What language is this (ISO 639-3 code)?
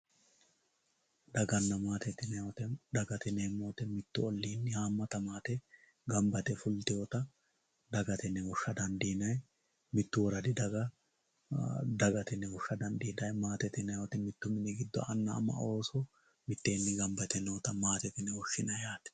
sid